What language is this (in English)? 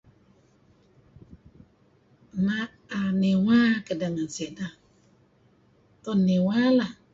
Kelabit